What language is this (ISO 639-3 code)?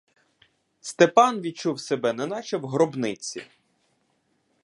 ukr